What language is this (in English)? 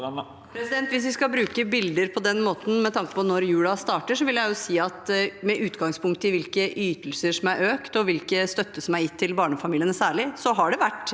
Norwegian